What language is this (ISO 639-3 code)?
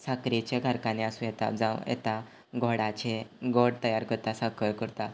kok